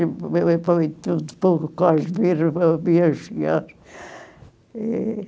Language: Portuguese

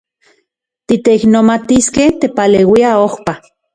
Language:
Central Puebla Nahuatl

